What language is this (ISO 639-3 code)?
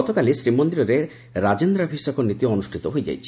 ori